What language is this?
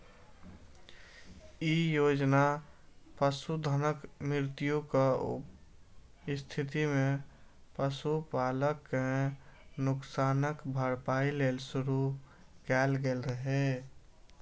Maithili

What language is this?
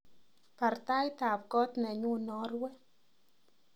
Kalenjin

